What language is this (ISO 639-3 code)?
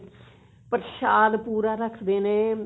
pan